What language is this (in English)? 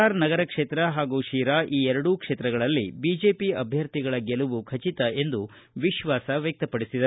Kannada